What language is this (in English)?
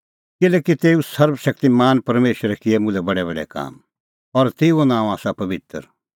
Kullu Pahari